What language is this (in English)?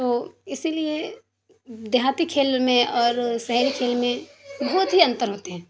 Urdu